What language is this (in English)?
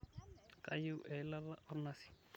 Masai